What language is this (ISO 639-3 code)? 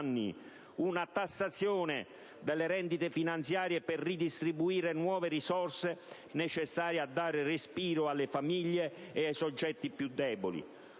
ita